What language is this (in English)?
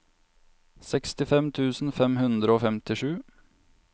Norwegian